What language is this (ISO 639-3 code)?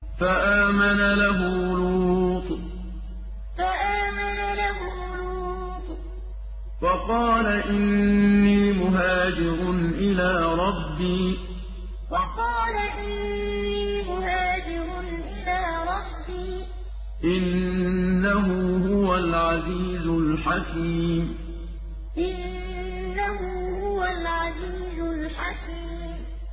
ara